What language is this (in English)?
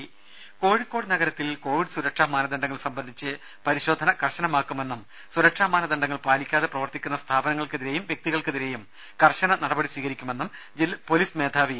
Malayalam